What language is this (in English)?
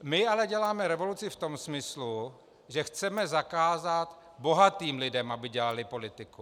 Czech